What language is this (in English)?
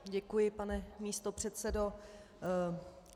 Czech